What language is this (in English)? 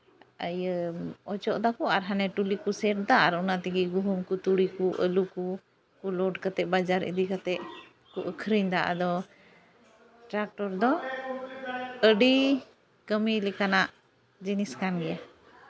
Santali